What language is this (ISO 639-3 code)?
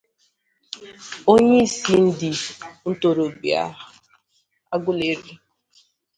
ibo